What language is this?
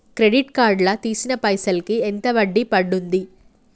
Telugu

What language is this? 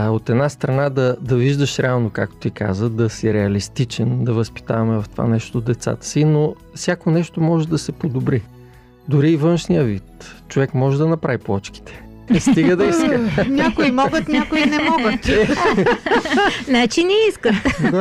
Bulgarian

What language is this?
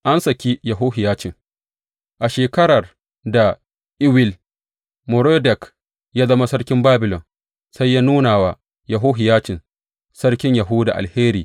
Hausa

